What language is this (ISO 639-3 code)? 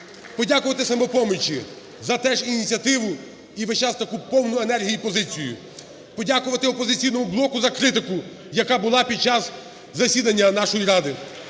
ukr